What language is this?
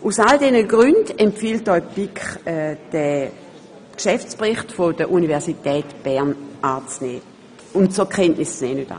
Swiss German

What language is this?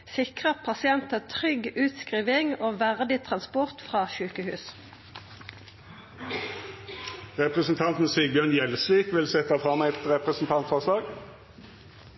Norwegian Nynorsk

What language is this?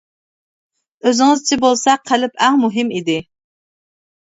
Uyghur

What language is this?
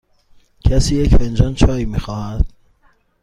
Persian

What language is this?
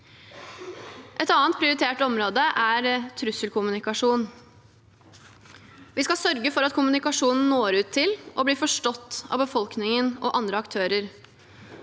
Norwegian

